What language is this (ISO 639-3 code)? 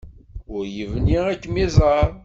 kab